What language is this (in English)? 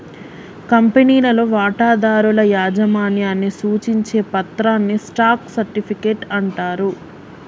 Telugu